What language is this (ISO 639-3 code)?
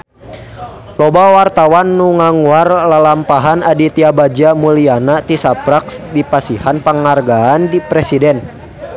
sun